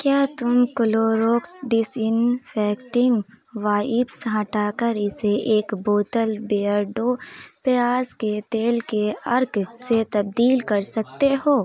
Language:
Urdu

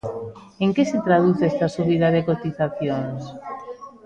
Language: Galician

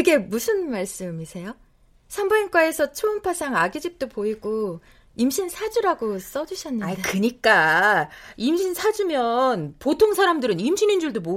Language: Korean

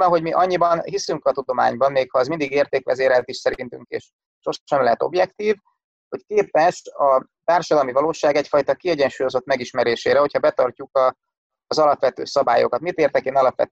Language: Hungarian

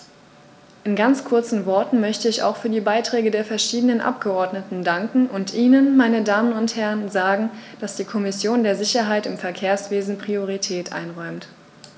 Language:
German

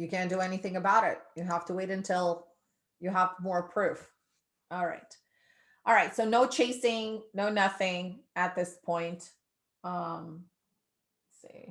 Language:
English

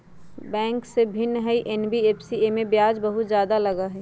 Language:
Magahi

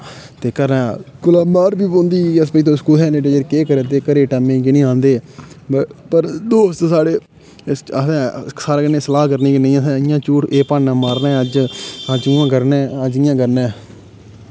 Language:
Dogri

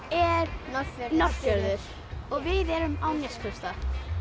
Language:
Icelandic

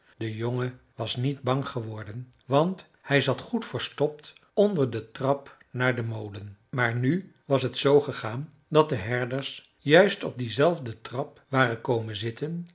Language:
Dutch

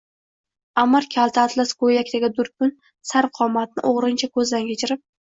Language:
Uzbek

